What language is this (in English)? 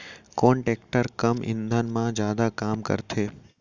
Chhattisgarhi